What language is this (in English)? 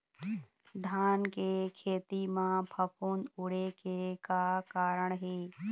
Chhattisgarhi